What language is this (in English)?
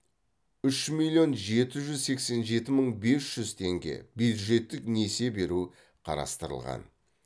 Kazakh